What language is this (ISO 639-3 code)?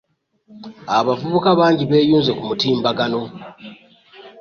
lug